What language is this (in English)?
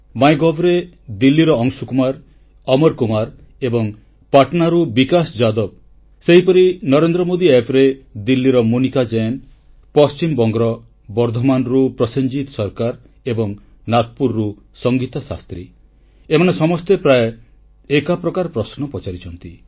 Odia